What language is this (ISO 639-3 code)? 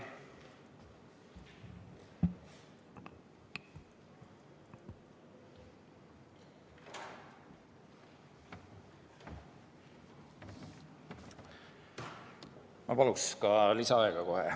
est